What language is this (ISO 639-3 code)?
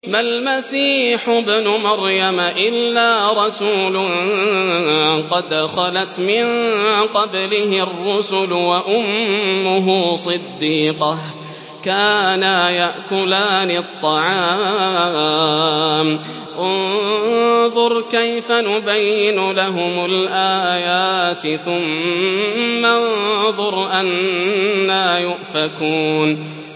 ara